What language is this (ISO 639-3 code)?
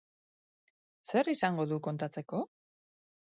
eus